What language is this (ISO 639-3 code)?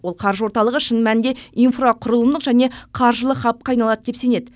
kaz